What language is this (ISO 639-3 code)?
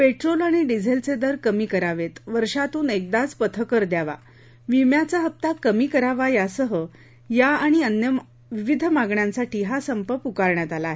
mar